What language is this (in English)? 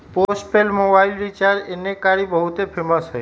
Magahi